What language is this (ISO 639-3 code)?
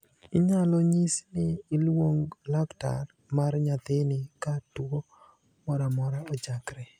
luo